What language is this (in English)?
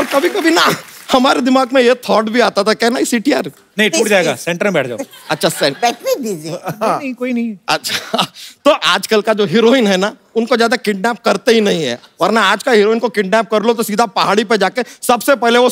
Hindi